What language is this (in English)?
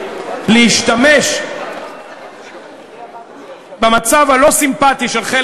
Hebrew